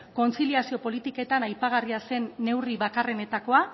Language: Basque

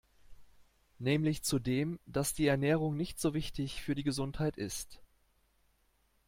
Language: German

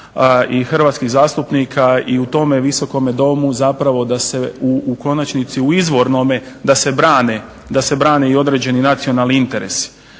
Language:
Croatian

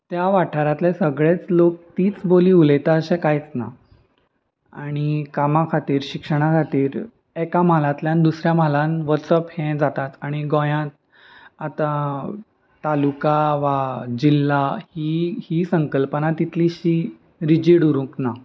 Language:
Konkani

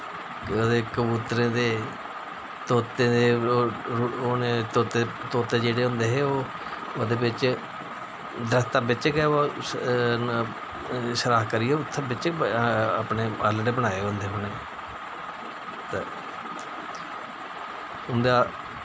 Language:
Dogri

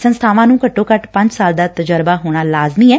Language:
Punjabi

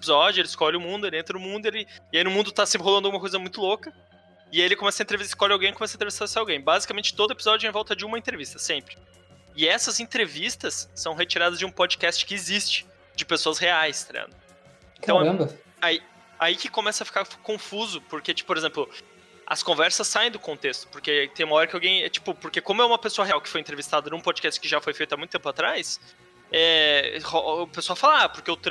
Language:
Portuguese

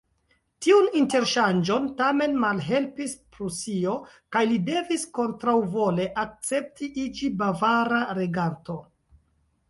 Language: Esperanto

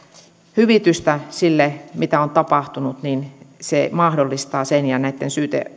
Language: Finnish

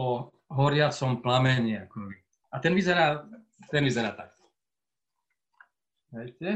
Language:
Slovak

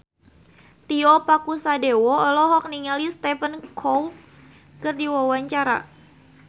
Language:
Sundanese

